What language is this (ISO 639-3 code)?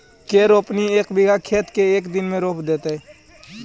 mag